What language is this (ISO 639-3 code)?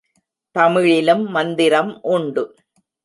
tam